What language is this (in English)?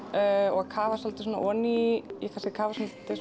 Icelandic